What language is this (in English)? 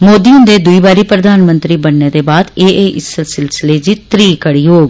Dogri